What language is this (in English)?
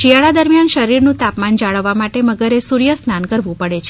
Gujarati